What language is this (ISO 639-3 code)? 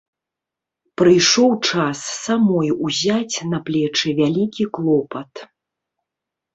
bel